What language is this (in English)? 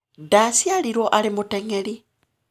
Kikuyu